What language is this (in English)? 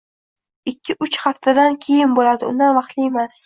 Uzbek